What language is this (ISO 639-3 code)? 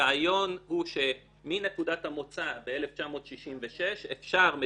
heb